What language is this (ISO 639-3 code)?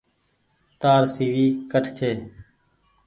gig